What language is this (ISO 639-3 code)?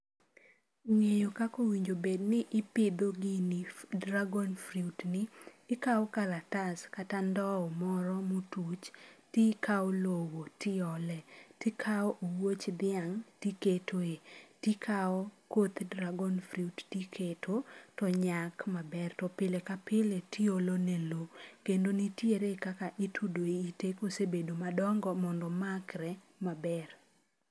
luo